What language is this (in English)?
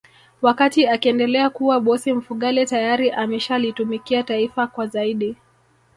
Swahili